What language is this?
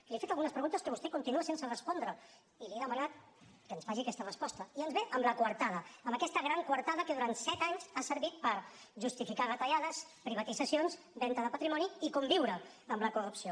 Catalan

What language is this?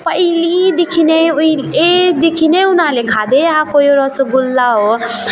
Nepali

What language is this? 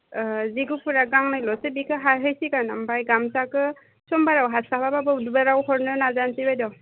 Bodo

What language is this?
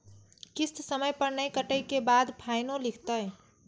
Maithili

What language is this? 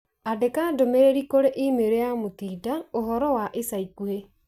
Kikuyu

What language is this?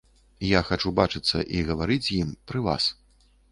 Belarusian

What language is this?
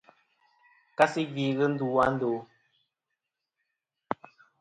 Kom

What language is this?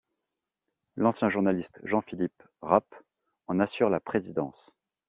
French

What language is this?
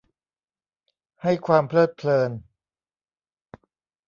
Thai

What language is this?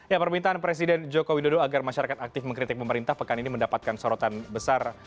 Indonesian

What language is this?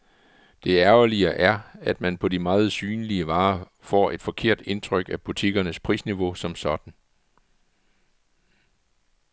Danish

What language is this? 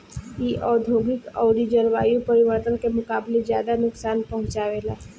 Bhojpuri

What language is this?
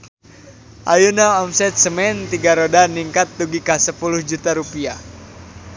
Sundanese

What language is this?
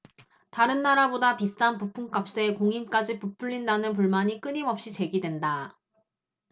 Korean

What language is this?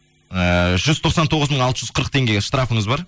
Kazakh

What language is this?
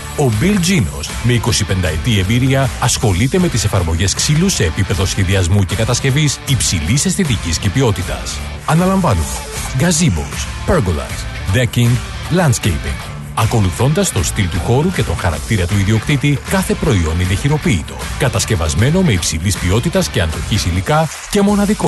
Greek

